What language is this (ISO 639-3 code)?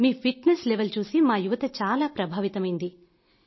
tel